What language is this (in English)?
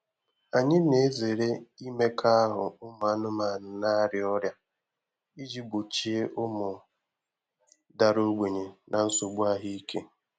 Igbo